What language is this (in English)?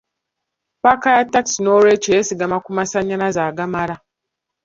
Ganda